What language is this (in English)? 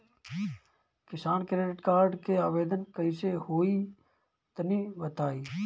Bhojpuri